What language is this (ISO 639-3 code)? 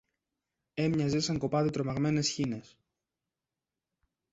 ell